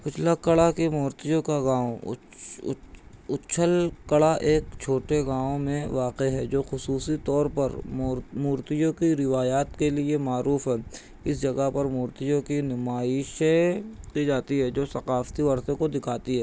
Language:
Urdu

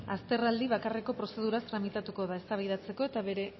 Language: Basque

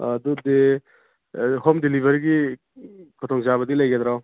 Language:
Manipuri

